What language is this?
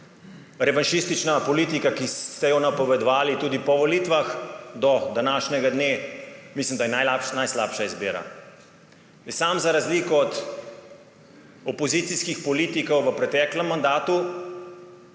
Slovenian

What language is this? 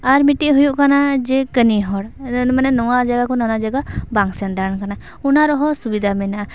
Santali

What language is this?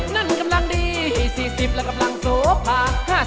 Thai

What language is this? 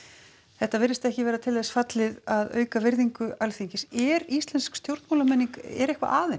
Icelandic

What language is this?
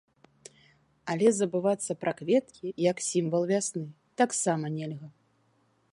Belarusian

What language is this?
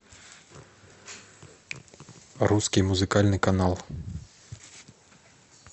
Russian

